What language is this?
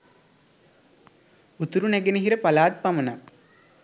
Sinhala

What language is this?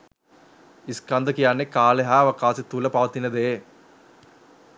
Sinhala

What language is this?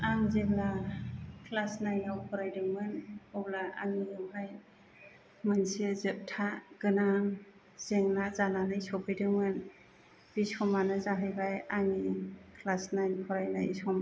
Bodo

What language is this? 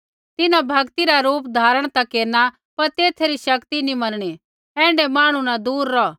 Kullu Pahari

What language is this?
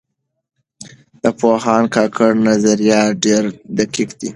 Pashto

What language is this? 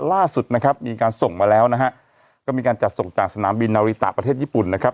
Thai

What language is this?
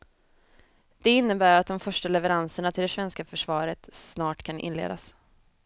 Swedish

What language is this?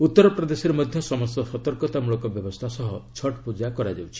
Odia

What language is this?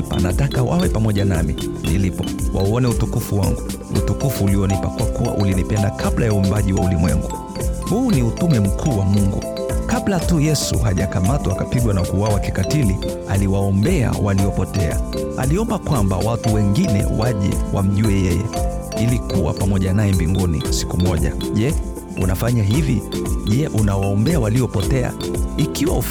Swahili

